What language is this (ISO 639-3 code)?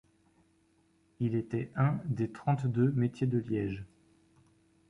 fra